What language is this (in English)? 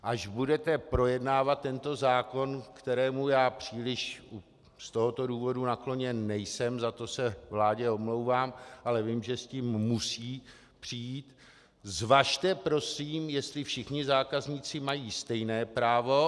Czech